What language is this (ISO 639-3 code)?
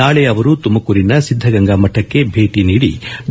kan